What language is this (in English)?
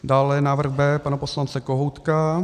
Czech